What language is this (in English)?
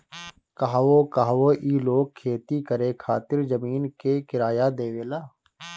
Bhojpuri